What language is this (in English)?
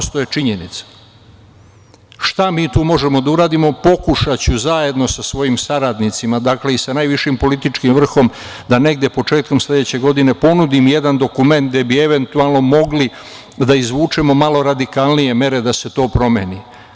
Serbian